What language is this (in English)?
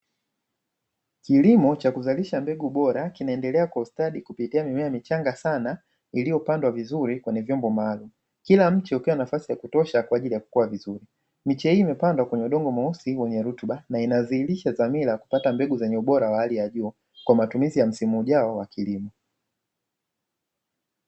Swahili